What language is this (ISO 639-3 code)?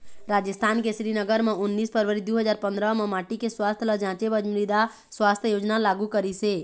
hne